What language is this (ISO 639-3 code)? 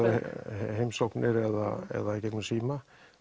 isl